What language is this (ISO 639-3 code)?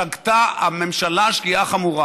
heb